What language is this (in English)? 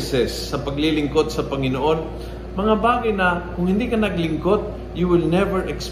Filipino